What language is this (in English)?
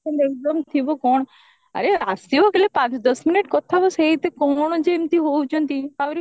Odia